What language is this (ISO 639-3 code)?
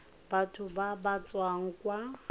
tsn